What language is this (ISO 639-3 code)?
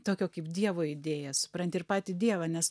lit